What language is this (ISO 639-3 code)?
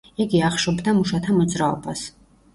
kat